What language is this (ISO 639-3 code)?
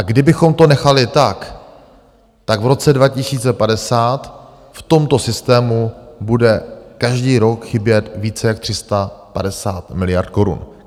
ces